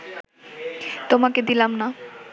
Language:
Bangla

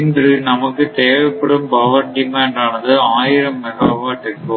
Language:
Tamil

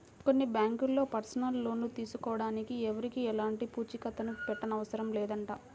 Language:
Telugu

